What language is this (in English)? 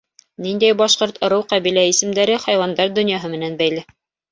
Bashkir